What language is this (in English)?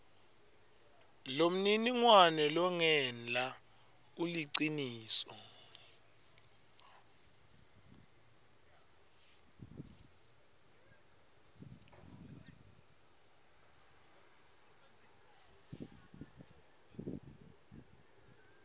Swati